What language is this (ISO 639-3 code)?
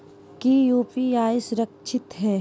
mag